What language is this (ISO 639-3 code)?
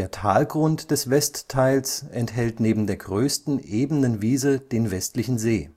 deu